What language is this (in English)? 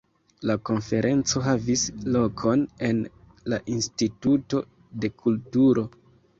Esperanto